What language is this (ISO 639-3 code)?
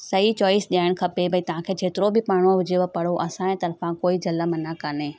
snd